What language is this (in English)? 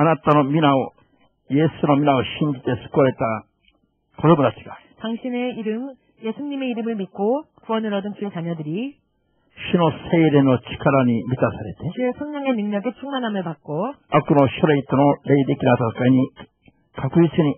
Korean